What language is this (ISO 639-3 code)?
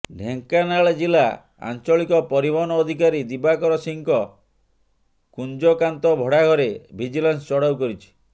ori